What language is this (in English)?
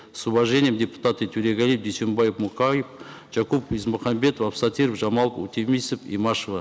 Kazakh